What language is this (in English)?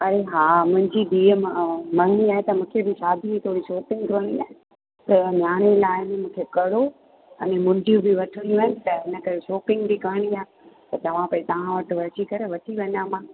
Sindhi